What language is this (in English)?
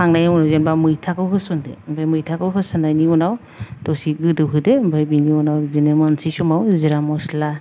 Bodo